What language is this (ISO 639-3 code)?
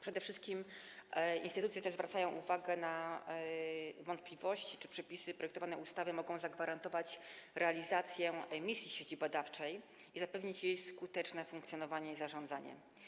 pol